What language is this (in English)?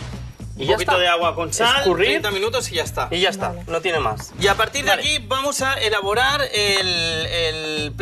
Spanish